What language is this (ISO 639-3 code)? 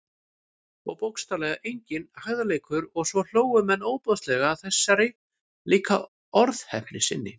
isl